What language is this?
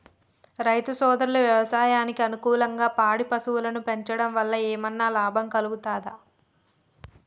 Telugu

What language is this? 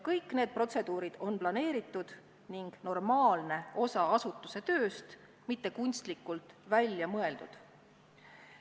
Estonian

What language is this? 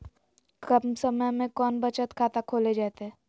Magahi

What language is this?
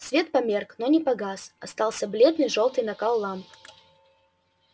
Russian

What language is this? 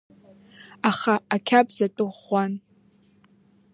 Abkhazian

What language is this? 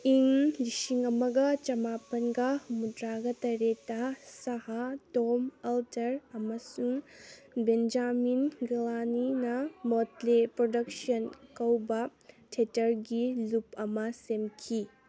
Manipuri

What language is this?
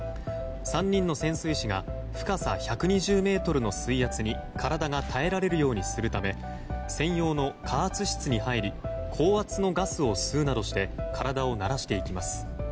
Japanese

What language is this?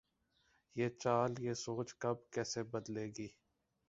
Urdu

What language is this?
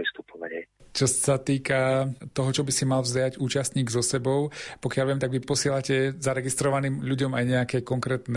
Slovak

